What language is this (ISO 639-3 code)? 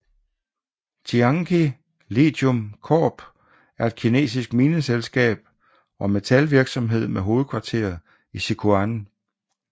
dan